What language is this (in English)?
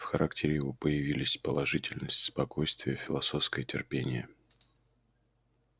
Russian